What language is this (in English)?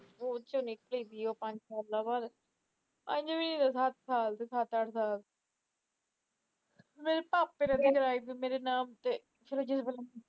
Punjabi